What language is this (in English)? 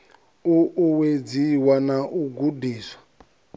Venda